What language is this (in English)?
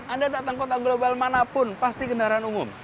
Indonesian